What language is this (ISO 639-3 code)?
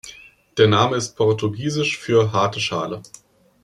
deu